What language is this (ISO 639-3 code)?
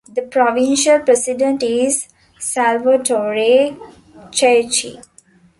eng